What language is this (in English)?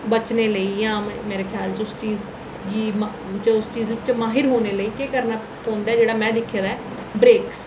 Dogri